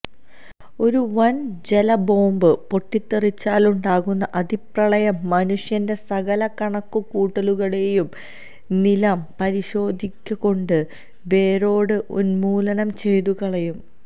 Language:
Malayalam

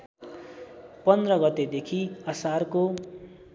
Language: Nepali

